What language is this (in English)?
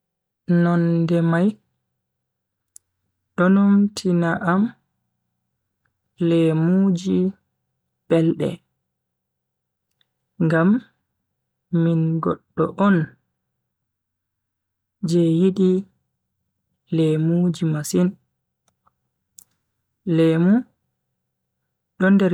Bagirmi Fulfulde